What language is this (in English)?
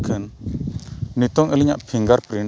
Santali